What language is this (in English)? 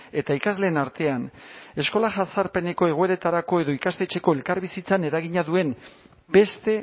Basque